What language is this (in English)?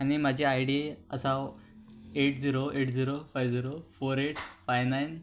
Konkani